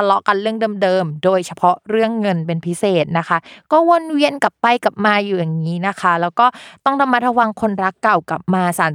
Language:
Thai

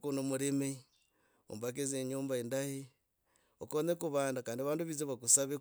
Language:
Logooli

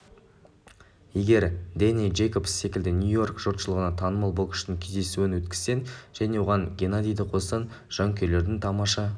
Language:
Kazakh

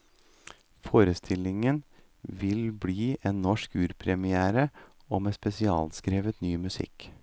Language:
Norwegian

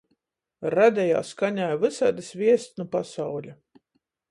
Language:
Latgalian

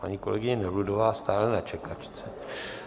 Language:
Czech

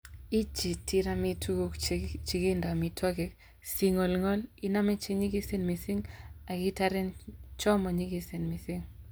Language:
Kalenjin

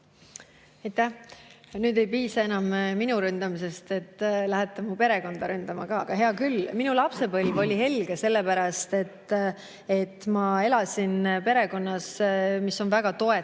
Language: Estonian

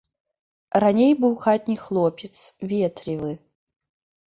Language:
Belarusian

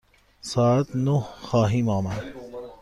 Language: Persian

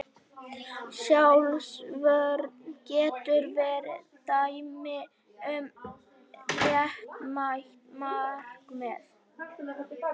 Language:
Icelandic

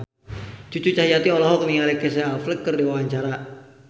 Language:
Sundanese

